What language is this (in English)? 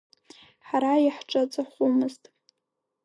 Abkhazian